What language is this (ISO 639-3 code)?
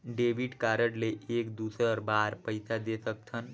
hne